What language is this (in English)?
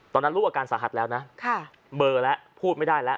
Thai